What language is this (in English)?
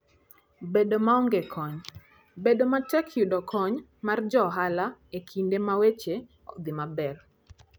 Luo (Kenya and Tanzania)